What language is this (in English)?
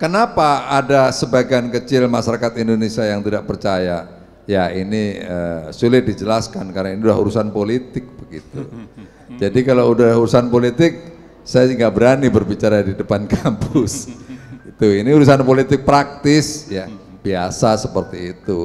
Indonesian